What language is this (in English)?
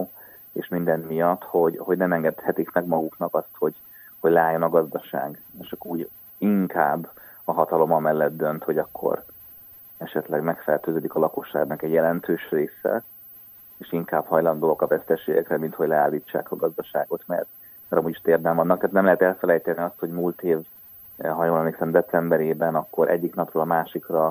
Hungarian